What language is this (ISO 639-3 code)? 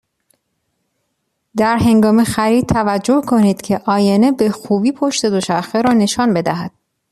fas